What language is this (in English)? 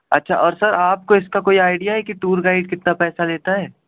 Urdu